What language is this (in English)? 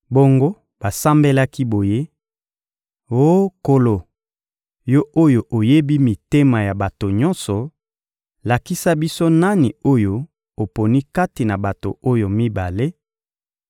Lingala